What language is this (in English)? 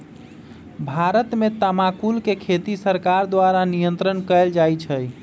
Magahi